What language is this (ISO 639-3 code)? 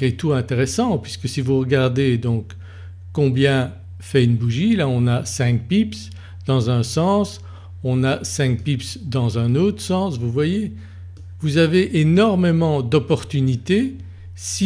fra